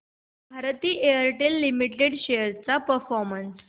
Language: Marathi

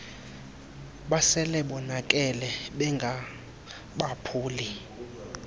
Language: Xhosa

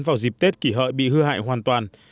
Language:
Vietnamese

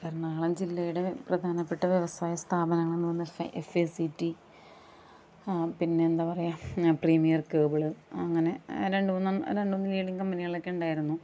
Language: Malayalam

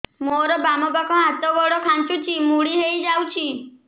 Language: Odia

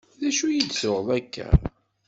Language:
Kabyle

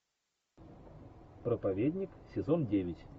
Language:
Russian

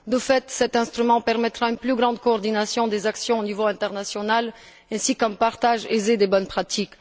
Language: French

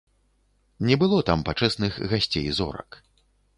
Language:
Belarusian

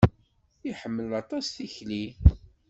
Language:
Kabyle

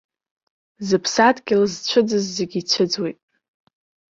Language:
Abkhazian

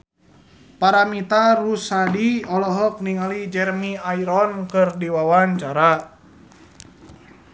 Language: Sundanese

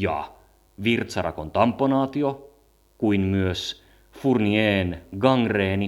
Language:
Finnish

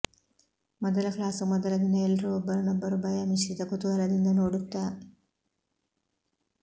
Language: Kannada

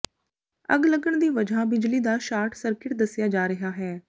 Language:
Punjabi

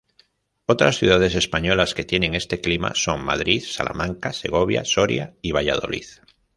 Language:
Spanish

